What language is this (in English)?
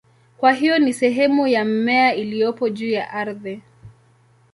Swahili